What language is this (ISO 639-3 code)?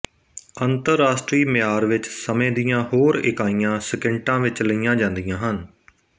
pan